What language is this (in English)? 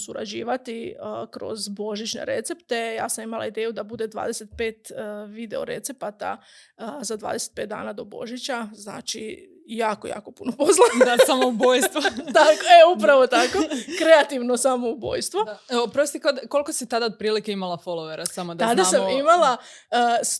Croatian